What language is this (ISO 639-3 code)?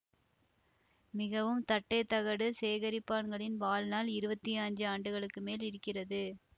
tam